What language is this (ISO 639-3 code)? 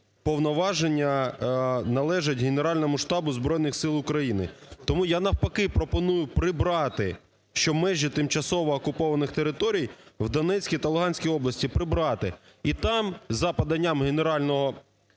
ukr